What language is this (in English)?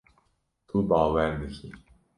Kurdish